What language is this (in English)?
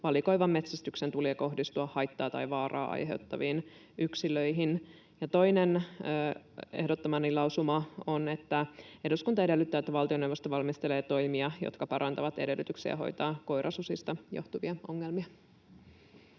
Finnish